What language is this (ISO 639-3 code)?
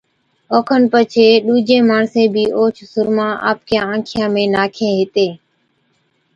odk